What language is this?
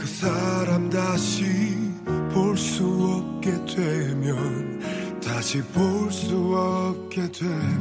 Chinese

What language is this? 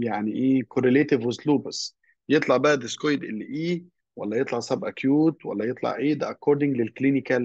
Arabic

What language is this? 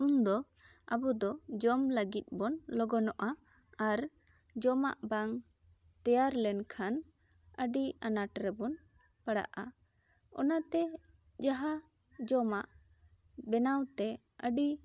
Santali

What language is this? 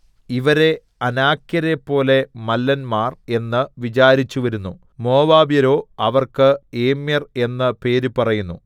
Malayalam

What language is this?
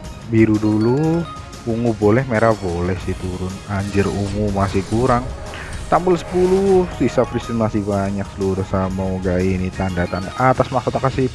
Indonesian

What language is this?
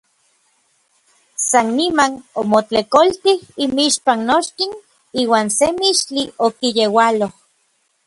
Orizaba Nahuatl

